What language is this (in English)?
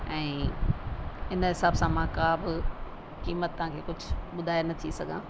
Sindhi